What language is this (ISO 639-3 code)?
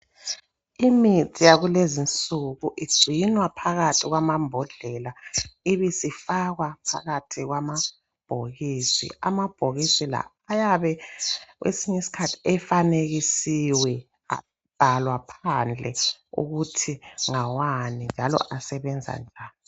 nde